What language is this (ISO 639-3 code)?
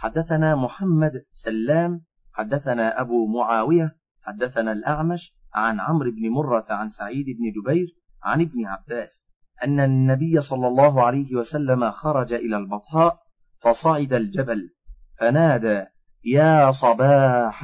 ara